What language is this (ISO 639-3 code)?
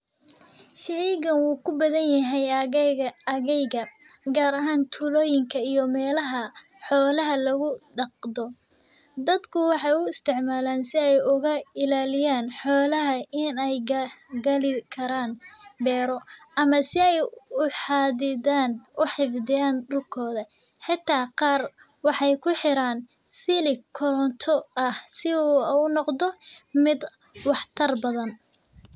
som